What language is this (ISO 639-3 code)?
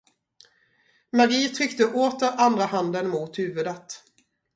swe